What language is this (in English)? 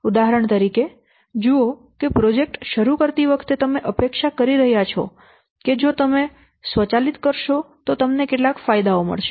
Gujarati